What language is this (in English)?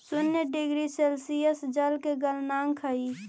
Magahi